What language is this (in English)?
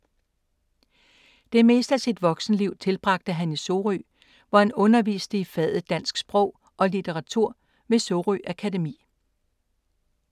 Danish